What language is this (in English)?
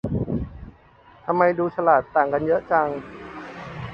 Thai